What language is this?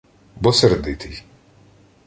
Ukrainian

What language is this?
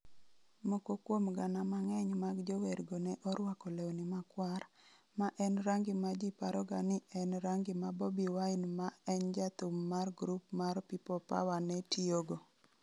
Luo (Kenya and Tanzania)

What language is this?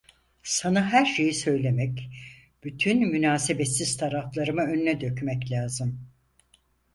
Turkish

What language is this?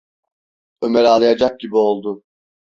Turkish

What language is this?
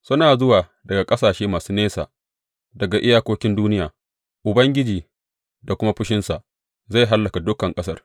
Hausa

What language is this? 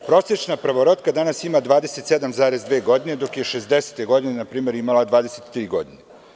Serbian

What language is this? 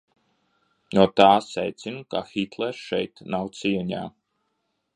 Latvian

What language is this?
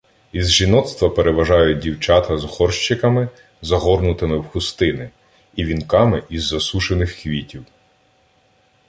Ukrainian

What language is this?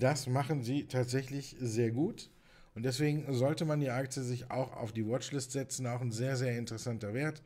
German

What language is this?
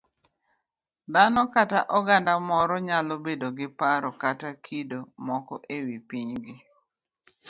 Luo (Kenya and Tanzania)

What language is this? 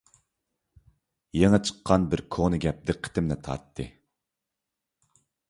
Uyghur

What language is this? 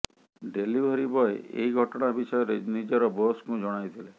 Odia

